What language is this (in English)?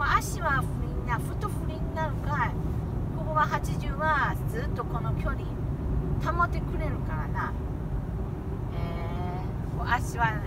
Japanese